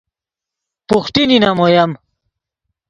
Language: Yidgha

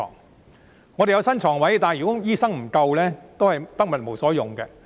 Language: Cantonese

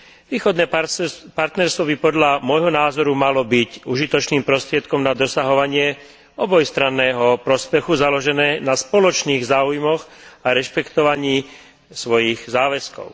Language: Slovak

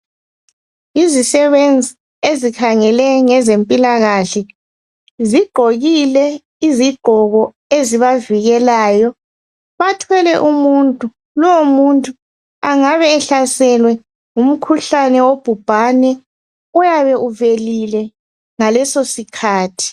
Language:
North Ndebele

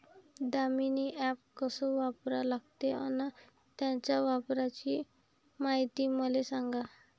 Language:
Marathi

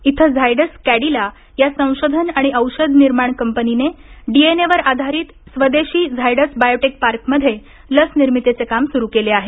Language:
Marathi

